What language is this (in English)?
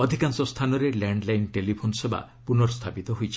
Odia